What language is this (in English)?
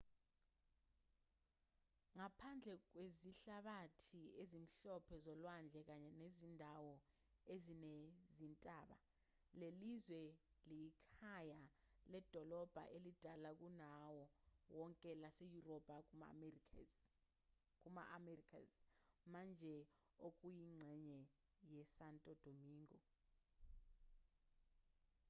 Zulu